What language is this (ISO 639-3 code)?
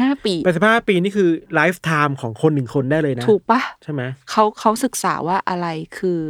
tha